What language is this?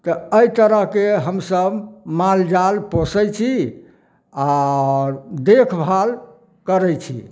Maithili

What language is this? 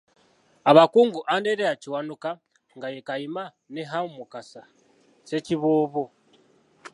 Ganda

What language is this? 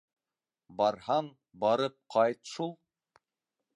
Bashkir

